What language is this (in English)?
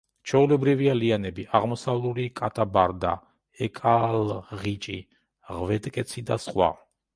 Georgian